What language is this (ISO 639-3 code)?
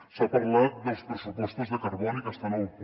cat